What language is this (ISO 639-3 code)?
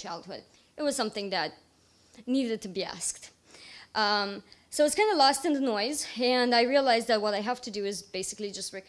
eng